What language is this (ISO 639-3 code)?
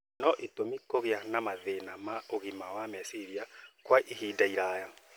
kik